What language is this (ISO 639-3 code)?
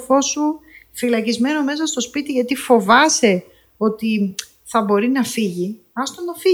ell